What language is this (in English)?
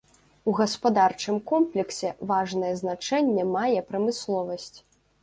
Belarusian